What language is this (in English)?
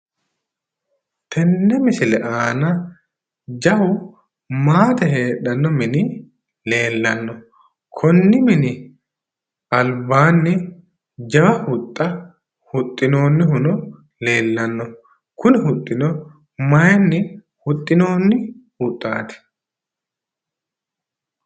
Sidamo